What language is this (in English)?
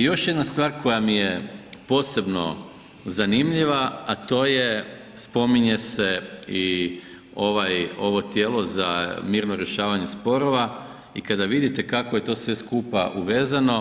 Croatian